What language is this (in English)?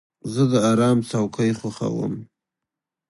Pashto